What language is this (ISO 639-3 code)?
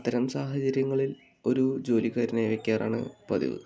mal